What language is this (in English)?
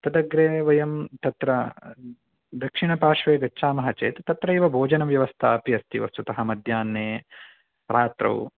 Sanskrit